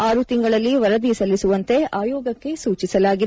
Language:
Kannada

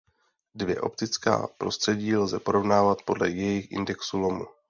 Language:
Czech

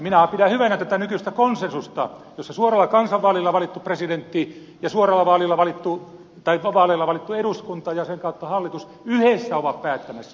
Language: Finnish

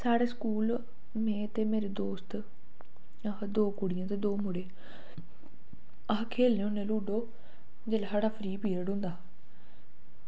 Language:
Dogri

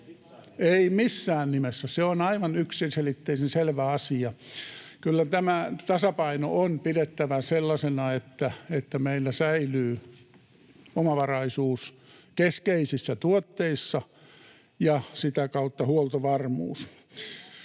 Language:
Finnish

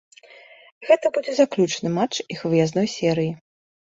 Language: Belarusian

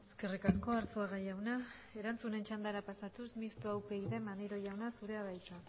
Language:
Basque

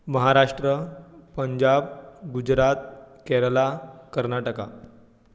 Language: Konkani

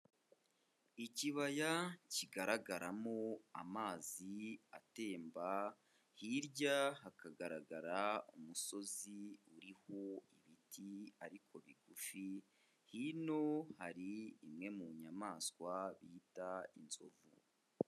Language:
Kinyarwanda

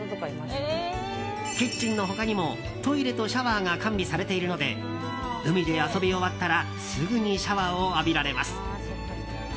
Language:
Japanese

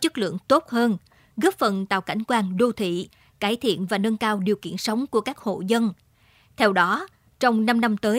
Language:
Vietnamese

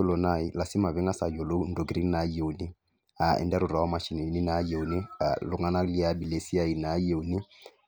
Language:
Masai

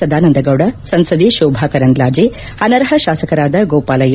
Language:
Kannada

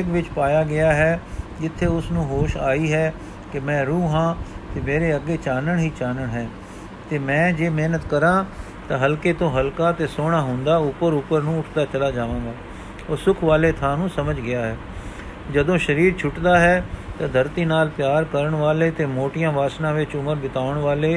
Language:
Punjabi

